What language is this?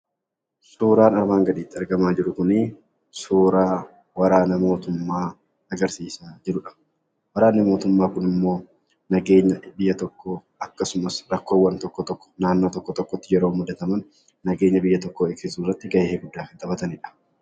Oromo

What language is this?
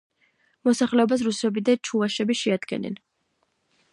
Georgian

